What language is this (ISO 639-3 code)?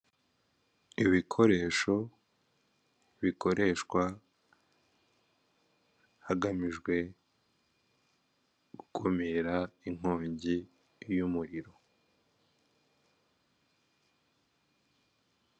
kin